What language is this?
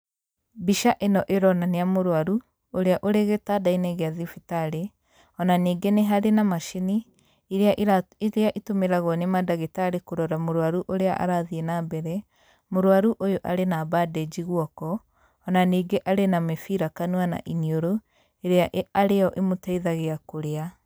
Kikuyu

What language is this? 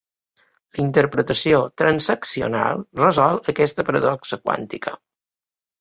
Catalan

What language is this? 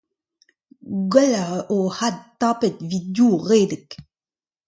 Breton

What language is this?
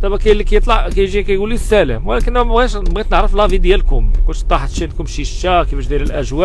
Arabic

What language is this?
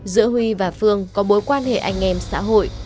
Vietnamese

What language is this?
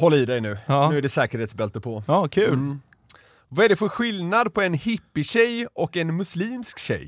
Swedish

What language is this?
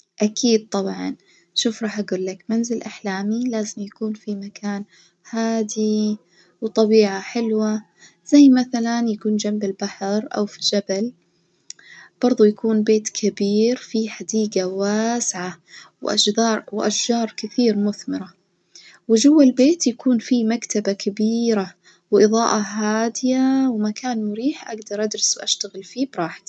Najdi Arabic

